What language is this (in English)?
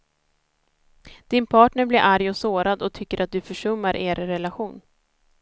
Swedish